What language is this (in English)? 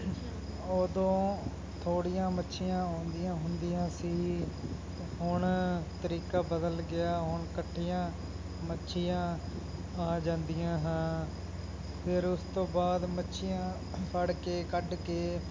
Punjabi